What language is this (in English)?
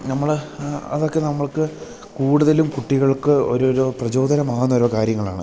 Malayalam